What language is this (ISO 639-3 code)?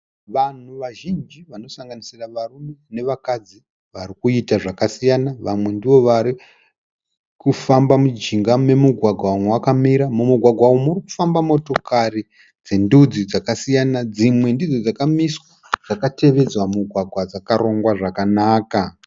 sna